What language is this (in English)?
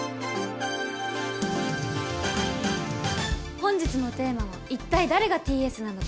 Japanese